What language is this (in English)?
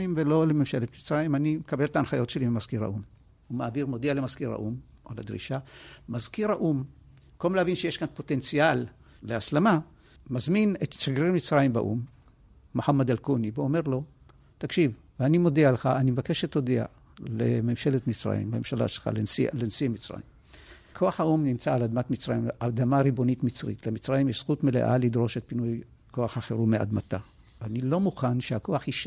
Hebrew